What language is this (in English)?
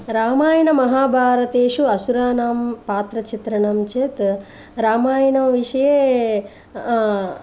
Sanskrit